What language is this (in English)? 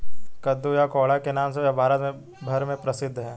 Hindi